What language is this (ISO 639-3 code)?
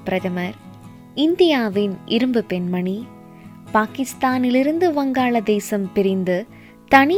tam